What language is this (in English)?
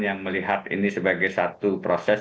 Indonesian